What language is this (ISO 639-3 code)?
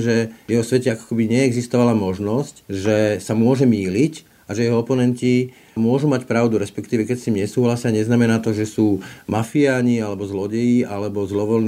slk